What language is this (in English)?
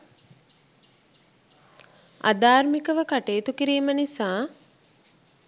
Sinhala